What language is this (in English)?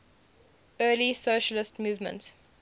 English